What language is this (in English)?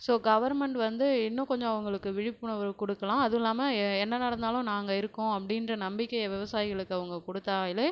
Tamil